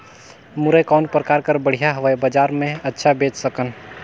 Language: Chhattisgarhi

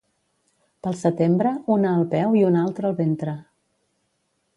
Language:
Catalan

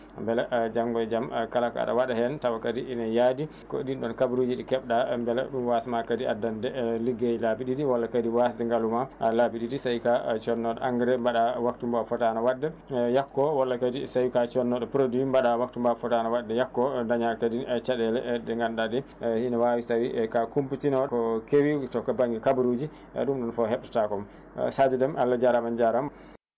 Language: Fula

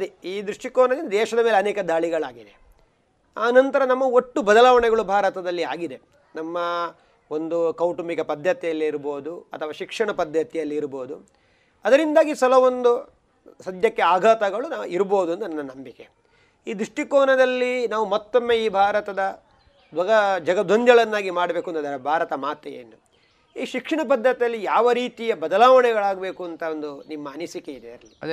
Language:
Kannada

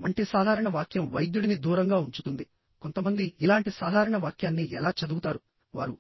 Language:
Telugu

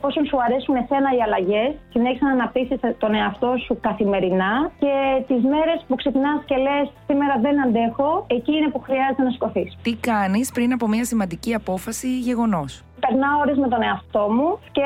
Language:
Greek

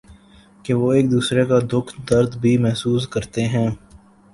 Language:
Urdu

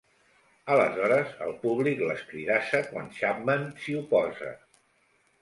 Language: Catalan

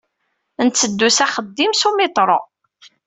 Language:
Kabyle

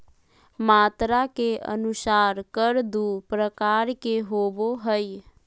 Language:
Magahi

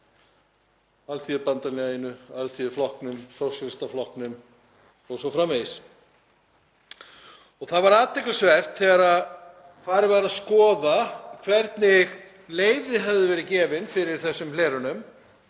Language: Icelandic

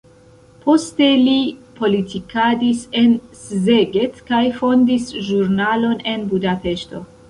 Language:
Esperanto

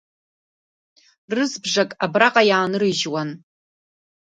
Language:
Abkhazian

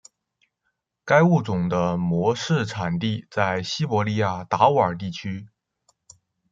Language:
Chinese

